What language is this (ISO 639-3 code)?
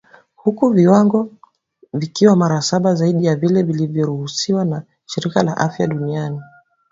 swa